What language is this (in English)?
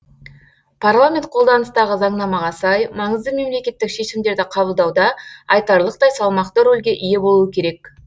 Kazakh